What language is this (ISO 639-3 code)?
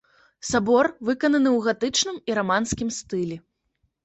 bel